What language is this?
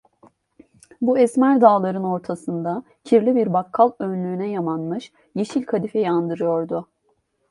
Turkish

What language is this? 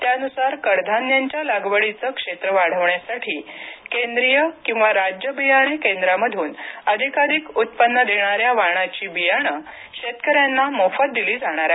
Marathi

